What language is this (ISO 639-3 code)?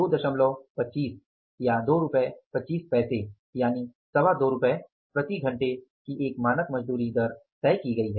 hin